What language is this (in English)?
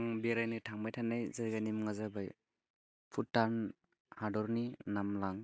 Bodo